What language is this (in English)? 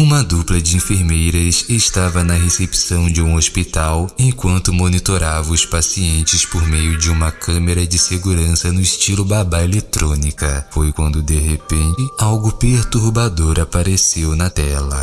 Portuguese